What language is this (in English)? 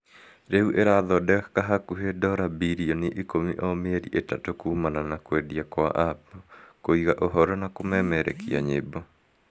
Kikuyu